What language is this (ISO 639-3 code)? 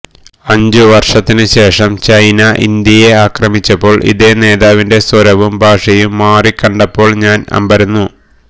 mal